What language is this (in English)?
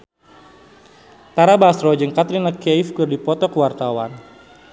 Sundanese